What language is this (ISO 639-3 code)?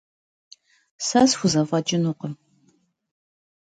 kbd